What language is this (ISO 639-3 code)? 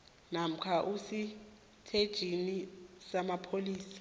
nbl